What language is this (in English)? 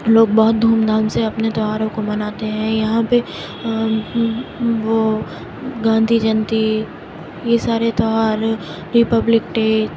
Urdu